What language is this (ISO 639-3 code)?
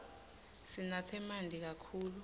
ssw